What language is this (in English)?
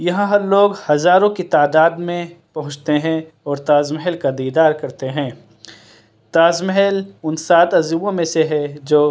Urdu